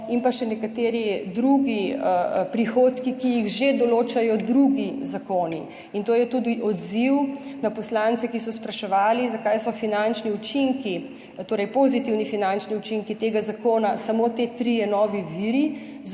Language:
Slovenian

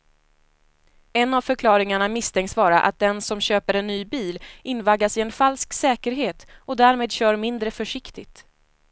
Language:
Swedish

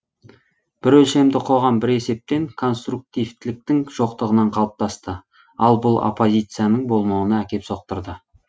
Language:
Kazakh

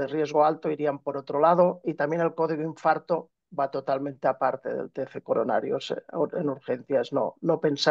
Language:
Spanish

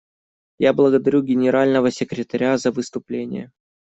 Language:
Russian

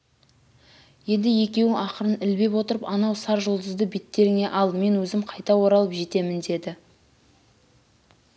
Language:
Kazakh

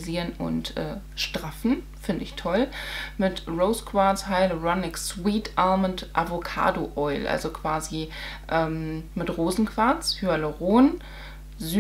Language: German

